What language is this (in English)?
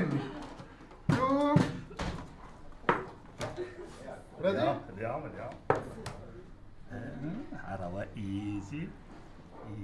Arabic